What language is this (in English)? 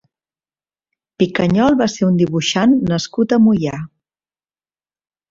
Catalan